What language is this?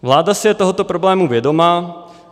Czech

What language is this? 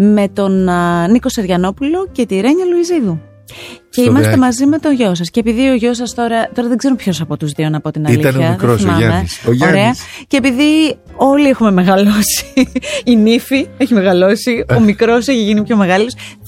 Greek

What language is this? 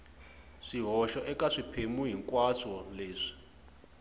Tsonga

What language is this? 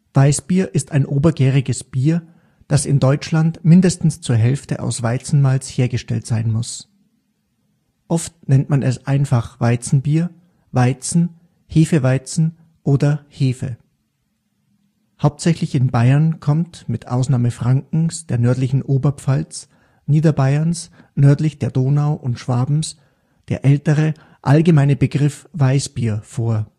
German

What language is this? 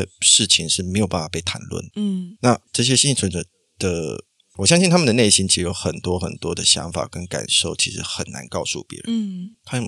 Chinese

